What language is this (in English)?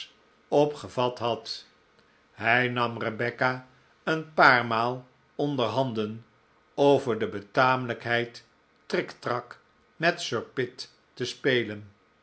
Dutch